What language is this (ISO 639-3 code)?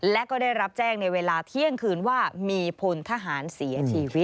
tha